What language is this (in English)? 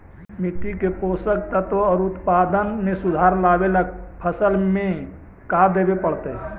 Magahi